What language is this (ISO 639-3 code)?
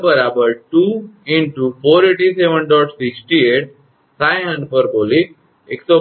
guj